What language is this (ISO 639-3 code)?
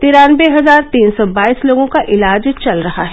hin